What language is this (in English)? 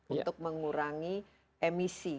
Indonesian